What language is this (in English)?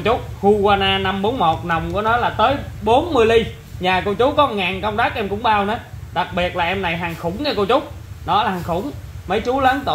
Vietnamese